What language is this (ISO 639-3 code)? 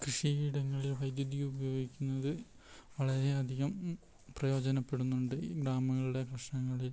mal